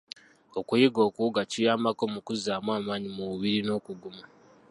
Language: Ganda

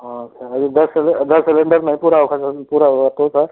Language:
Hindi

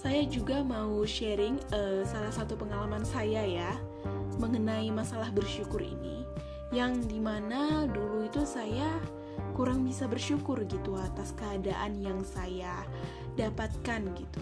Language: Indonesian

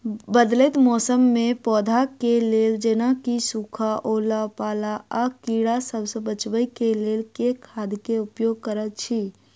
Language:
Maithili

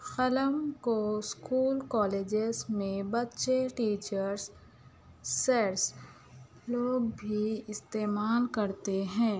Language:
Urdu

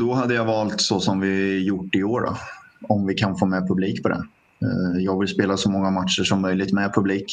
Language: Swedish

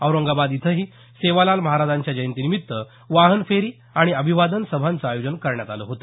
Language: Marathi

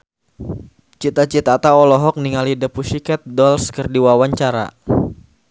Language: Sundanese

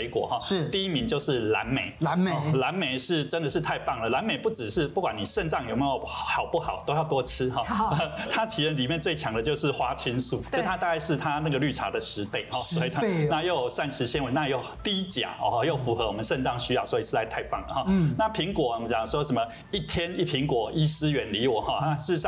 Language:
Chinese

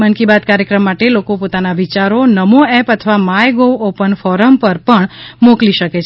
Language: Gujarati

